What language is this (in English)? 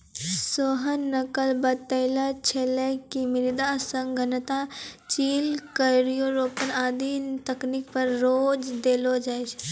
Maithili